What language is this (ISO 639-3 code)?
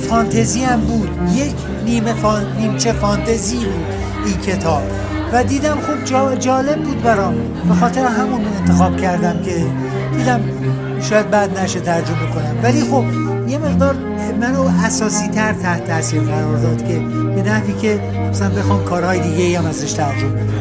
fas